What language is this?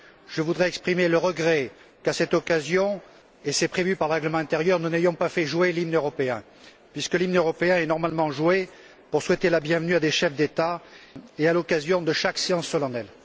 French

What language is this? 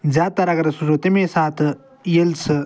Kashmiri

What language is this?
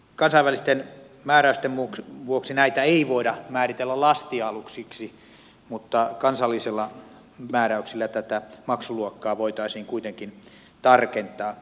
Finnish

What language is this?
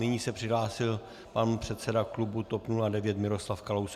Czech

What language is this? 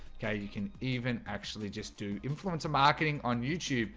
English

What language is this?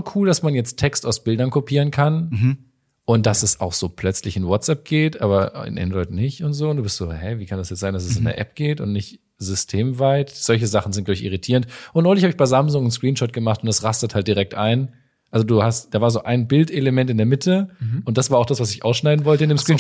German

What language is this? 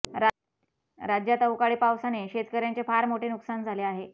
Marathi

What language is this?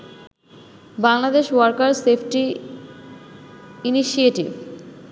Bangla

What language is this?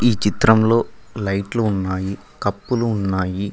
Telugu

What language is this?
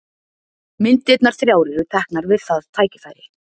Icelandic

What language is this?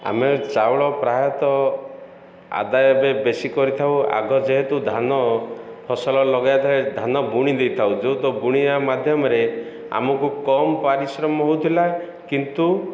Odia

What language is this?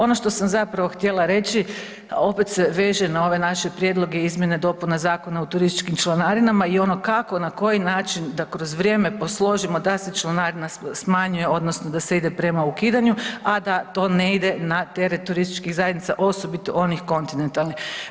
Croatian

